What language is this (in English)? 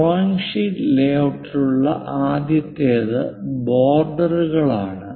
Malayalam